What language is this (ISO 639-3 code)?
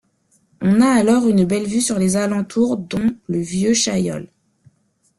fra